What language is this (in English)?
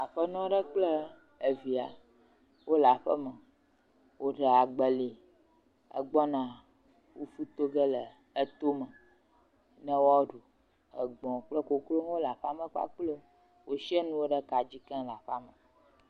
Ewe